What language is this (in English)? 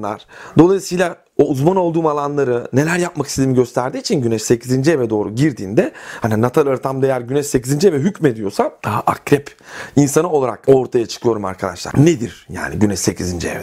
Turkish